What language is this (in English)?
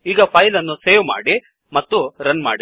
Kannada